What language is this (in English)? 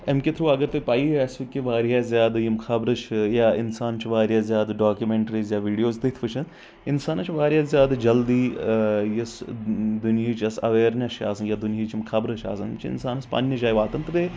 Kashmiri